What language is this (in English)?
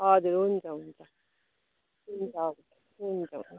Nepali